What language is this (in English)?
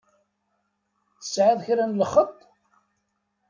Kabyle